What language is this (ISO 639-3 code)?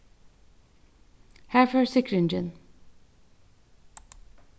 fao